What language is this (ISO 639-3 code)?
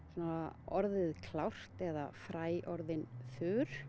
isl